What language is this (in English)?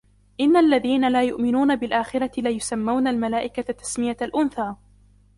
Arabic